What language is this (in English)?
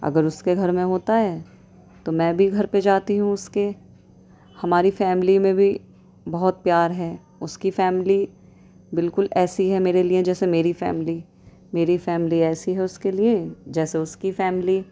Urdu